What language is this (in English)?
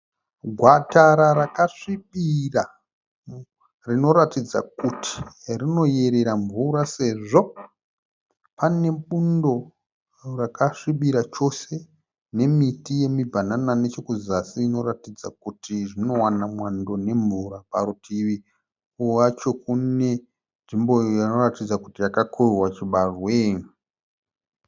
Shona